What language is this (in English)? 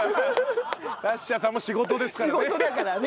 Japanese